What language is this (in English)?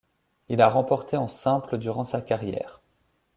French